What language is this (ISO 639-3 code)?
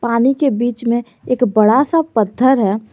hin